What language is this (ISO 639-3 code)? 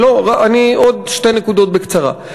heb